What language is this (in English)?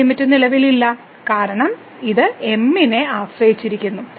Malayalam